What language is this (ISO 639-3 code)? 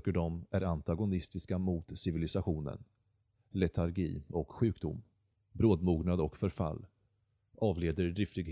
swe